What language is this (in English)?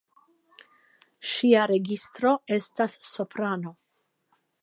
Esperanto